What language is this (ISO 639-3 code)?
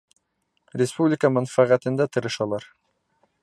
bak